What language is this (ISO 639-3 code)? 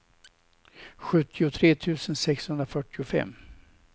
swe